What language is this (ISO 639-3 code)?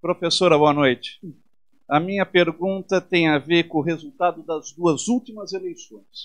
por